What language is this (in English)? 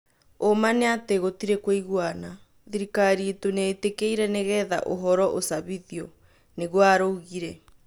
Kikuyu